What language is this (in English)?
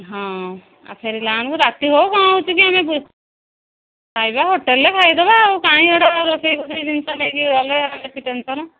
Odia